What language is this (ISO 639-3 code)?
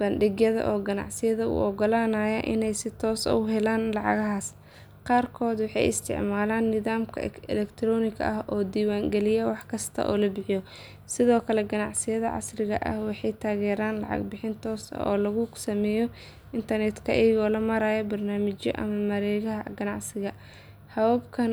som